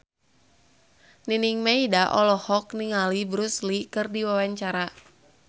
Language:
Sundanese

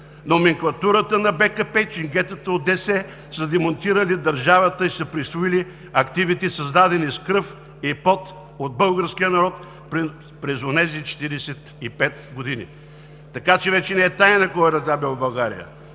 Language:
Bulgarian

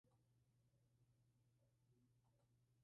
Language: Spanish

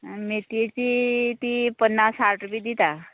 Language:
Konkani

